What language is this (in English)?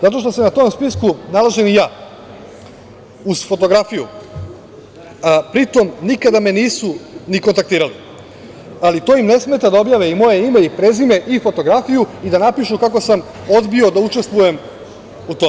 Serbian